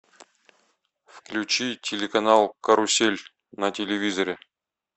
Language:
Russian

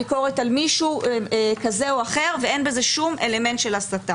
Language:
Hebrew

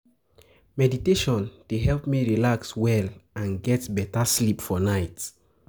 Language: Nigerian Pidgin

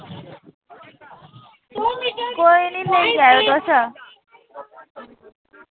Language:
Dogri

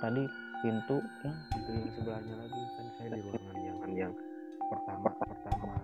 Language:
Indonesian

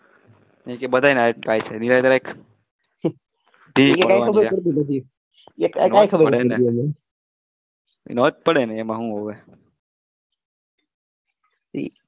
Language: Gujarati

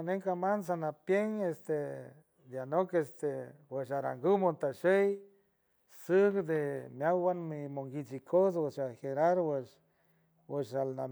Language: San Francisco Del Mar Huave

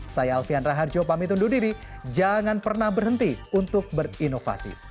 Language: Indonesian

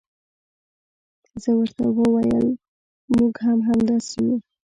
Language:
Pashto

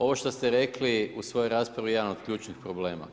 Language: Croatian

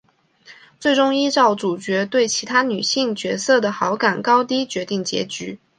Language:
Chinese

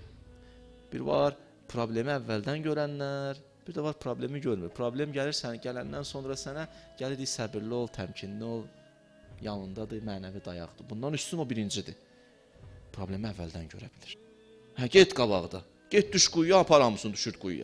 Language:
Turkish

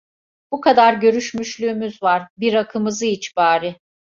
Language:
Turkish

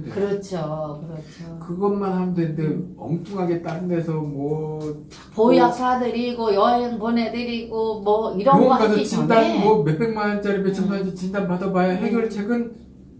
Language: Korean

